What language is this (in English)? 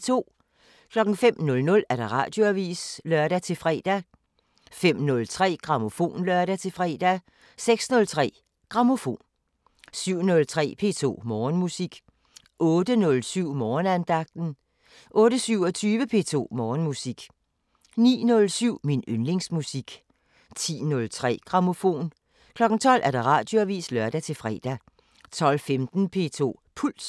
Danish